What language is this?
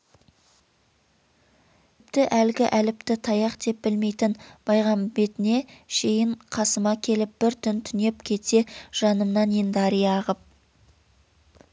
Kazakh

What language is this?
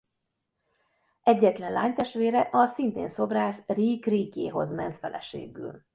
Hungarian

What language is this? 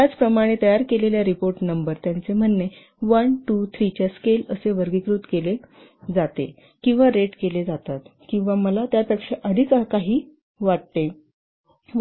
Marathi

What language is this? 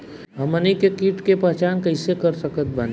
Bhojpuri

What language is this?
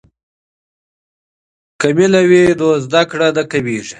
Pashto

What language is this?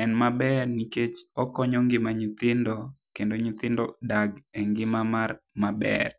Luo (Kenya and Tanzania)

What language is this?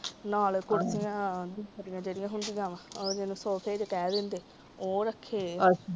Punjabi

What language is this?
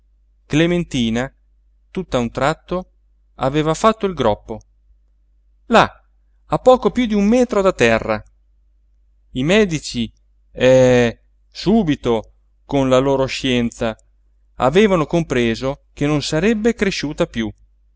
Italian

